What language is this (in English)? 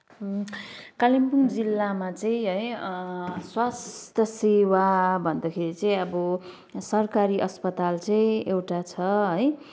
Nepali